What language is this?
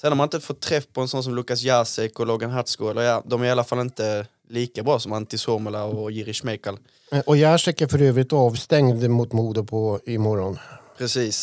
Swedish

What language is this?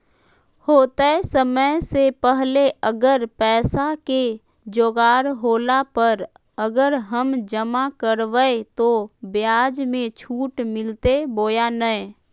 Magahi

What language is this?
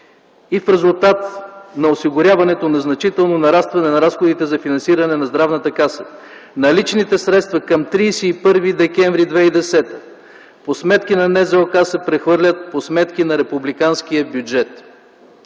Bulgarian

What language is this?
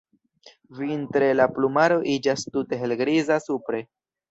Esperanto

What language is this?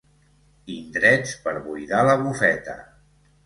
Catalan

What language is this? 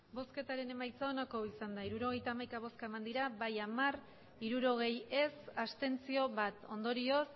Basque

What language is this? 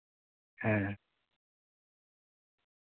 Santali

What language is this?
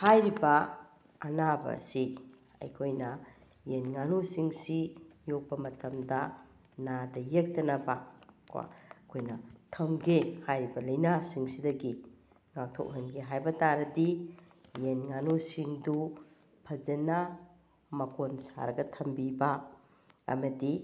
Manipuri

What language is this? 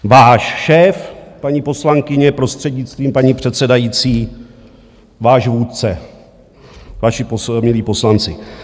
Czech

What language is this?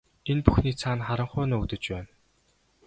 Mongolian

